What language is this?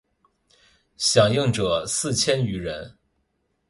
Chinese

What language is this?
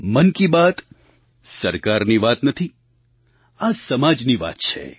Gujarati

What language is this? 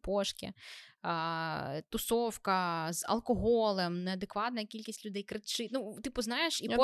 Ukrainian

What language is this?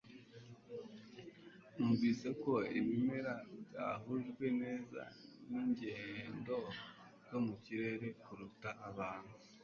Kinyarwanda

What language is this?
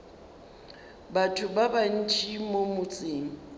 Northern Sotho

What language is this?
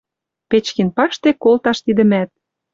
Western Mari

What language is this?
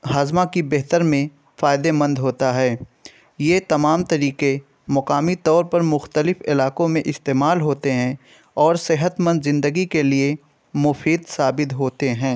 Urdu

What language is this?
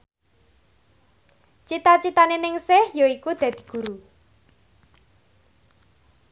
Javanese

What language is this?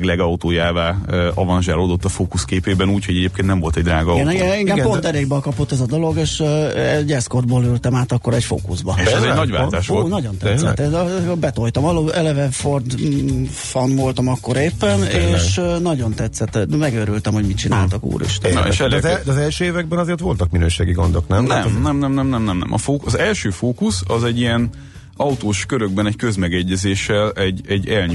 Hungarian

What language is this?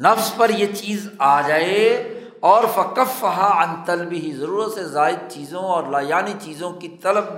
Urdu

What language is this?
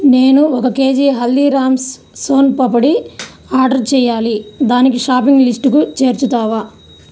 Telugu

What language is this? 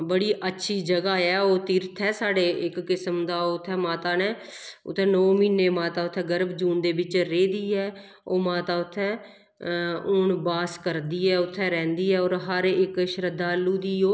Dogri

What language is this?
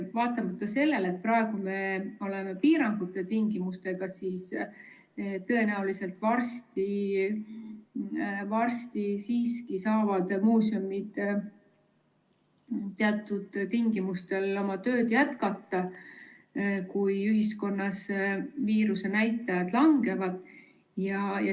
Estonian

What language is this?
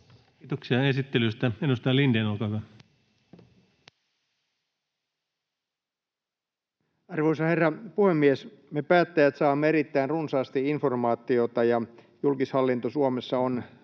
Finnish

